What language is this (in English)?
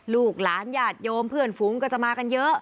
Thai